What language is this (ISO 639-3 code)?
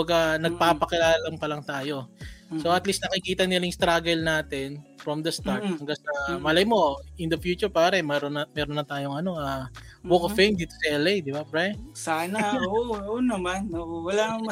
fil